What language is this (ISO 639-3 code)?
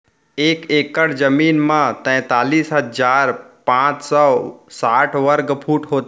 hne